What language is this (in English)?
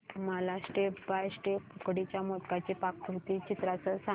Marathi